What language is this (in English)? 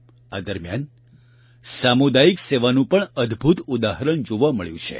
Gujarati